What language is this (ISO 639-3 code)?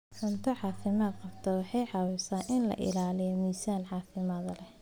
som